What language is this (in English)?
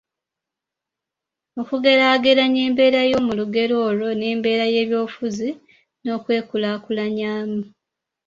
Ganda